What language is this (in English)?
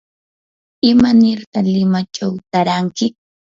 Yanahuanca Pasco Quechua